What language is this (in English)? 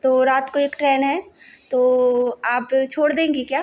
Hindi